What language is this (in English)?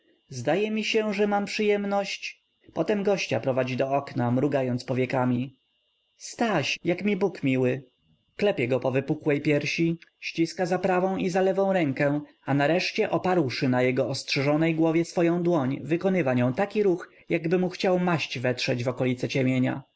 Polish